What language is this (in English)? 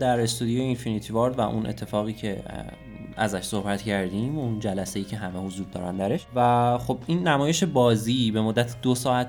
Persian